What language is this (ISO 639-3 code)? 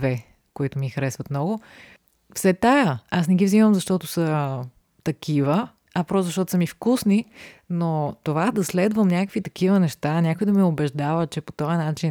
bul